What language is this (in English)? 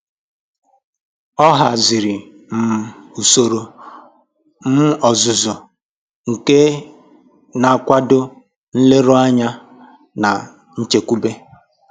Igbo